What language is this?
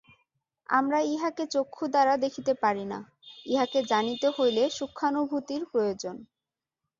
Bangla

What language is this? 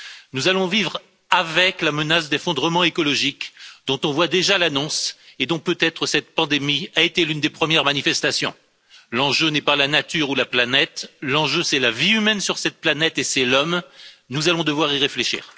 French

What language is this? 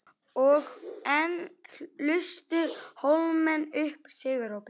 Icelandic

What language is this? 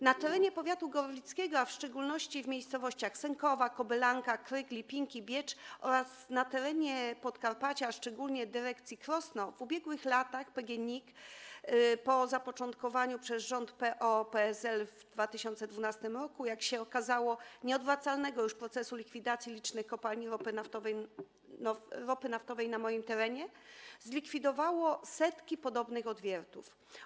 Polish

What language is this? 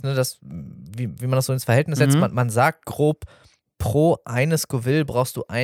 German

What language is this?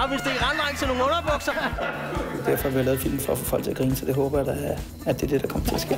Danish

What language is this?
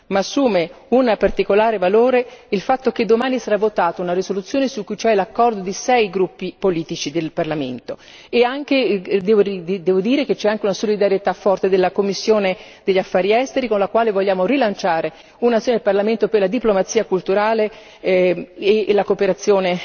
Italian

